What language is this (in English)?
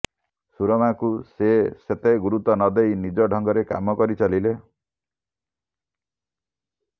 Odia